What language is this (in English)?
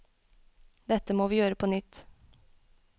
Norwegian